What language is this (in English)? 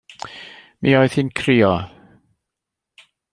Welsh